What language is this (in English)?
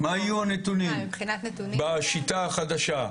Hebrew